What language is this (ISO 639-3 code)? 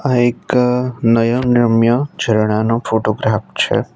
guj